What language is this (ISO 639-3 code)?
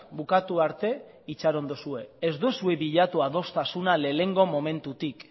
eus